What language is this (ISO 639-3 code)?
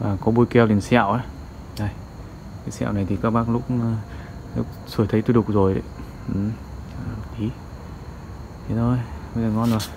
vie